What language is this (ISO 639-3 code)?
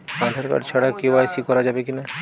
ben